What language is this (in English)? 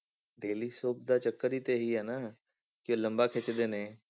Punjabi